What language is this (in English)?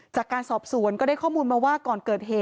Thai